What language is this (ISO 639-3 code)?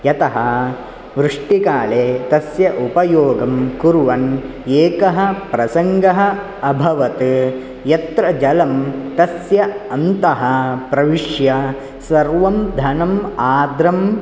san